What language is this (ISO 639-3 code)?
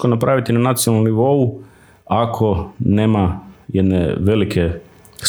hrv